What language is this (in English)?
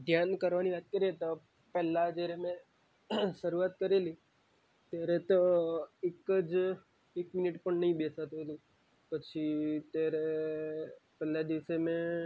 Gujarati